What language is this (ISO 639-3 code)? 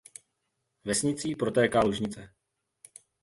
ces